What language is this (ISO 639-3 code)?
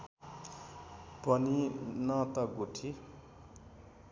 nep